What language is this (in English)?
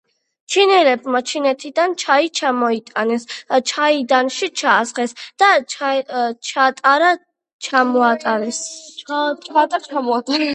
Georgian